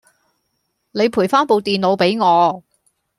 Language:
Cantonese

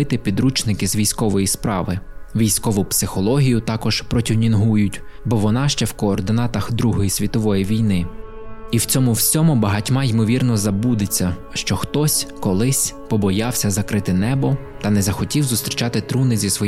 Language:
Ukrainian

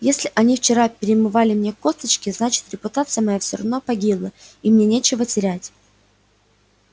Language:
Russian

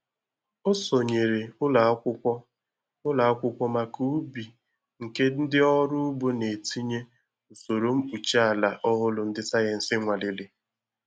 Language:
Igbo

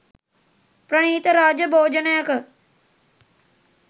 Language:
Sinhala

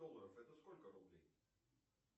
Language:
Russian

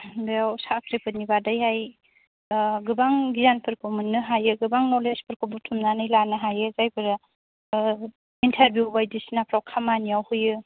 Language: Bodo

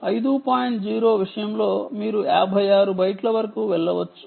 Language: Telugu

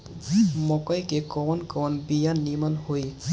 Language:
Bhojpuri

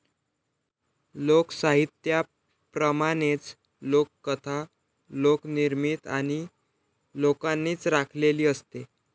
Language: Marathi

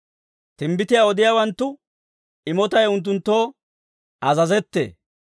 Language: Dawro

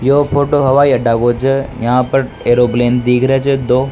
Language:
Rajasthani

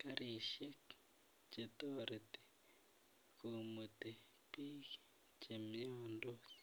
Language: Kalenjin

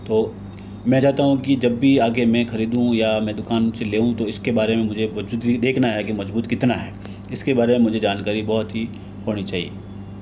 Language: Hindi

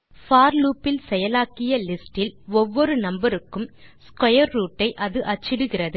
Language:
Tamil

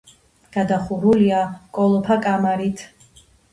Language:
Georgian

